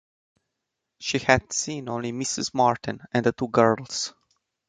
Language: English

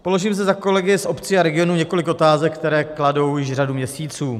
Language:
Czech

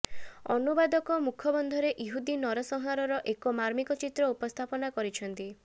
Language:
Odia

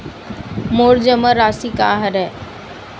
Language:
Chhattisgarhi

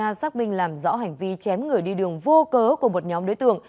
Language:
Vietnamese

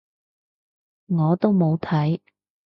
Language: Cantonese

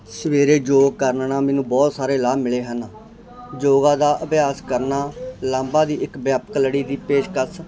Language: Punjabi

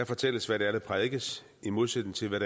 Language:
Danish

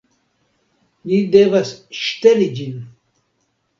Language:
Esperanto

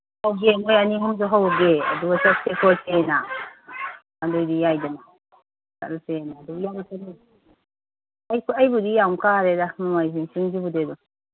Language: Manipuri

